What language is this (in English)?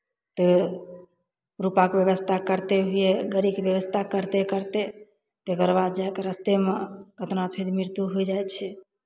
Maithili